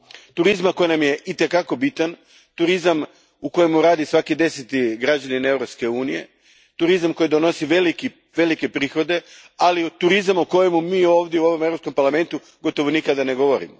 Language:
Croatian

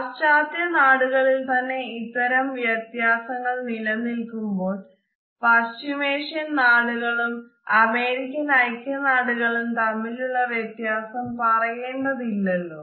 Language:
Malayalam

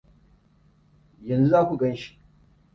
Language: Hausa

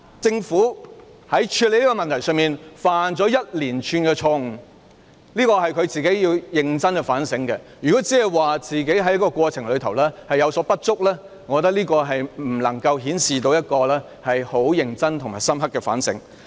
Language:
Cantonese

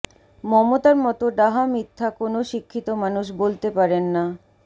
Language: Bangla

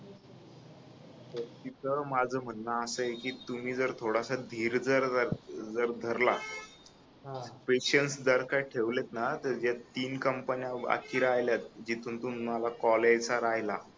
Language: Marathi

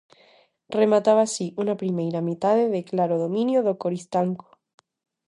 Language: Galician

